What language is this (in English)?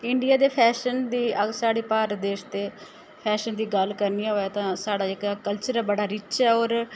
Dogri